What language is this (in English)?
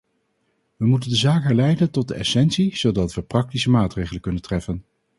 Dutch